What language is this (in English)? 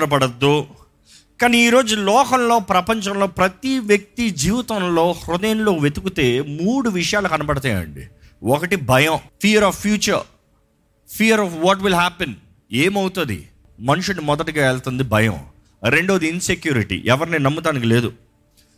Telugu